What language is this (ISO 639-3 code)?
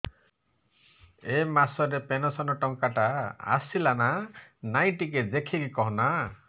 ori